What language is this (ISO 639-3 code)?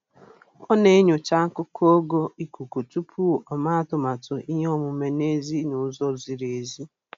ibo